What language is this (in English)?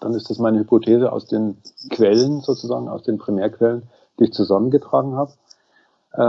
German